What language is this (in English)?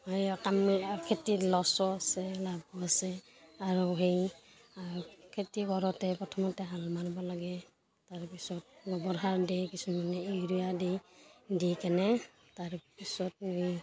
Assamese